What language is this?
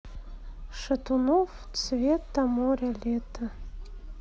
Russian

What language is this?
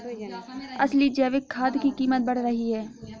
Hindi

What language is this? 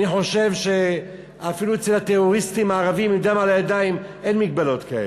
Hebrew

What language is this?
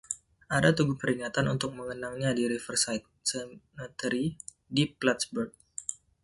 Indonesian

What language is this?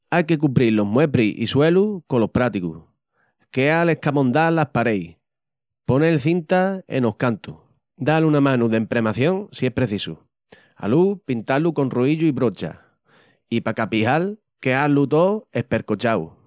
Extremaduran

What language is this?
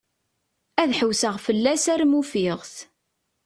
Kabyle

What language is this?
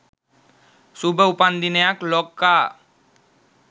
Sinhala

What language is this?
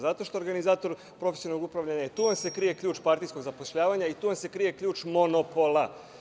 Serbian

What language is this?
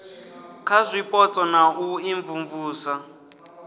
Venda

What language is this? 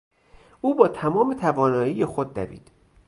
Persian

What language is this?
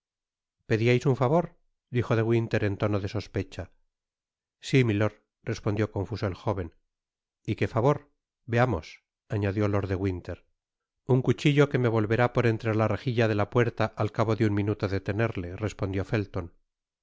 Spanish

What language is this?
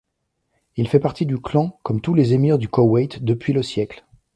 French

